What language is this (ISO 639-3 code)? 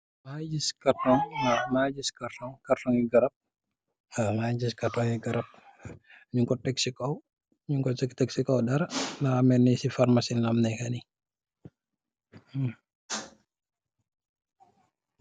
wol